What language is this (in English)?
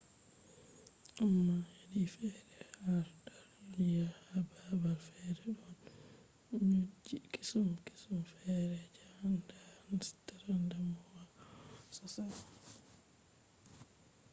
Fula